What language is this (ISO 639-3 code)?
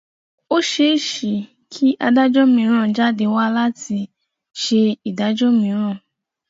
yor